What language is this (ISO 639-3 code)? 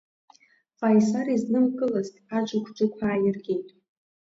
abk